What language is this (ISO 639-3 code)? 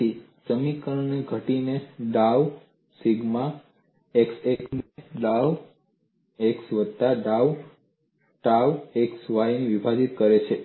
guj